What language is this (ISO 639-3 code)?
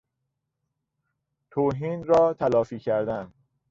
fas